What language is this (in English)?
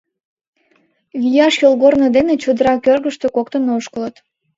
Mari